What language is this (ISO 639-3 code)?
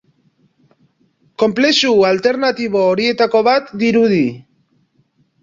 eus